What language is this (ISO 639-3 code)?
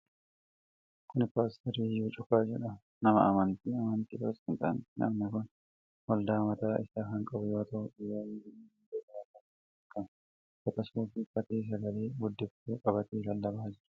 orm